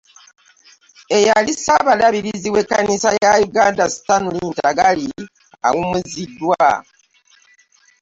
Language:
Ganda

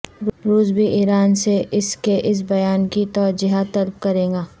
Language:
Urdu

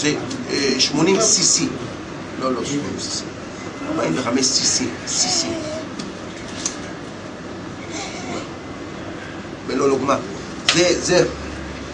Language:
Hebrew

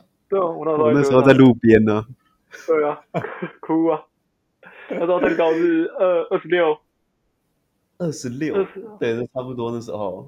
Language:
Chinese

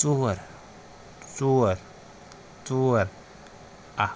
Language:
Kashmiri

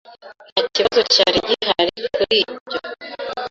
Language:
Kinyarwanda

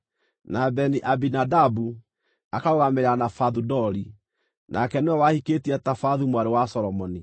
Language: Kikuyu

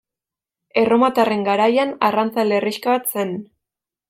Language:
Basque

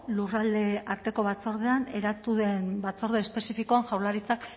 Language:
Basque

